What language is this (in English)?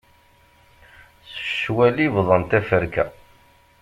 Kabyle